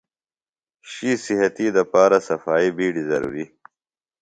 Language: Phalura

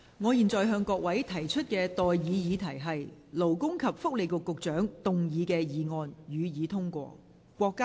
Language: Cantonese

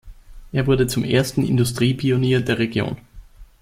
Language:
German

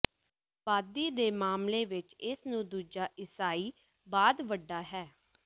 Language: Punjabi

